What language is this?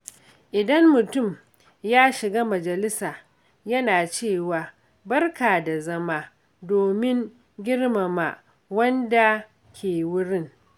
Hausa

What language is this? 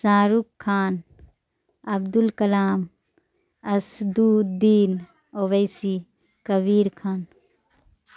Urdu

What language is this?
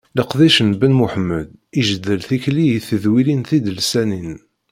Kabyle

